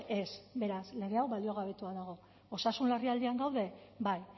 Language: Basque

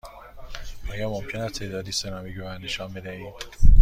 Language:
Persian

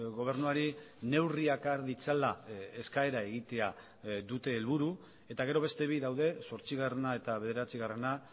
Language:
Basque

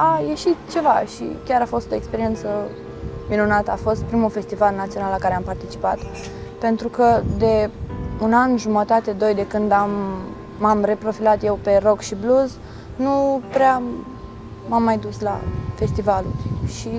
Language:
Romanian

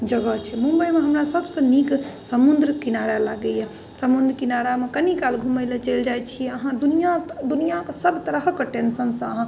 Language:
Maithili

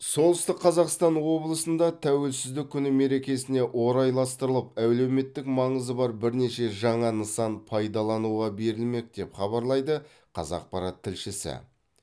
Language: Kazakh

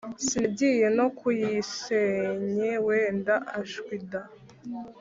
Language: Kinyarwanda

